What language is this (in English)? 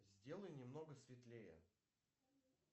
Russian